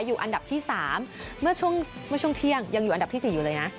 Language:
Thai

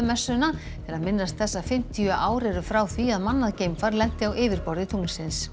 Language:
Icelandic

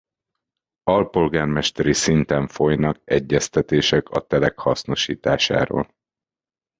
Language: Hungarian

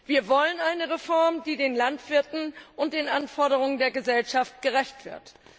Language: German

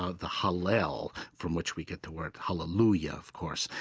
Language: English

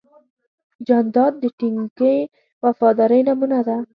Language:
Pashto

